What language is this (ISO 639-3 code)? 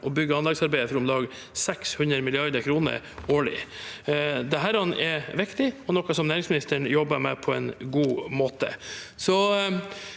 nor